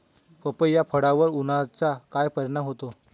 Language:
Marathi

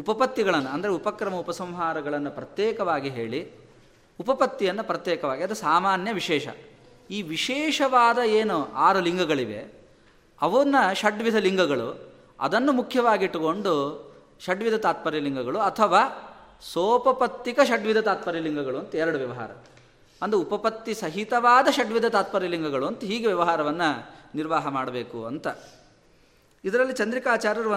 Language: Kannada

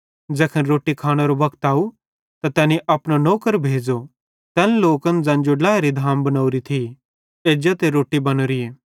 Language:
Bhadrawahi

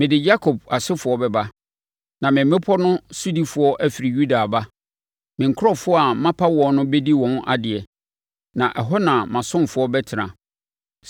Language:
Akan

